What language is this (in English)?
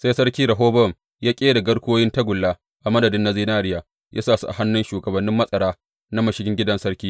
Hausa